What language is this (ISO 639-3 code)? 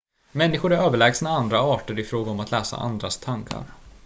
swe